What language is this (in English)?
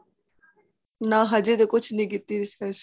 Punjabi